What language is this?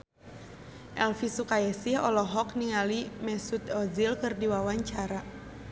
Sundanese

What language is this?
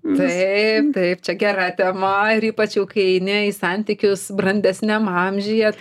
Lithuanian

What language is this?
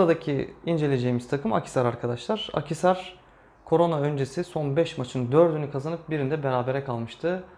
Turkish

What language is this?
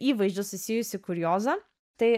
Lithuanian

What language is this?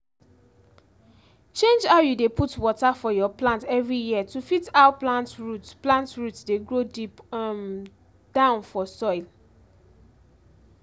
Nigerian Pidgin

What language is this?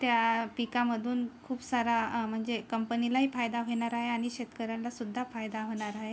Marathi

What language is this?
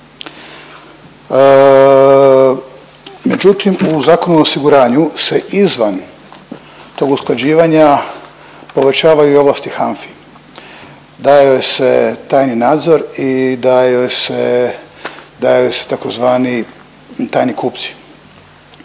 Croatian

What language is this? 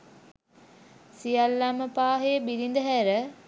Sinhala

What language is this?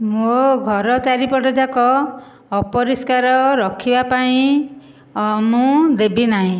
Odia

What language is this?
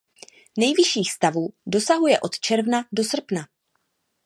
Czech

